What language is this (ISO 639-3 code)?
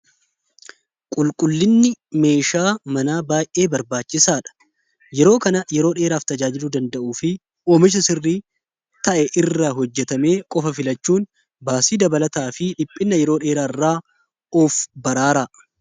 orm